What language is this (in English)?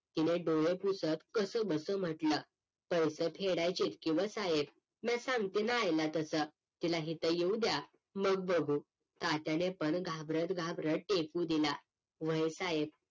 Marathi